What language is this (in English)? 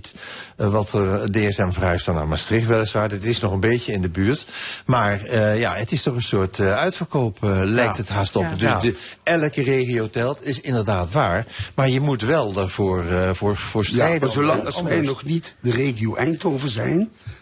Dutch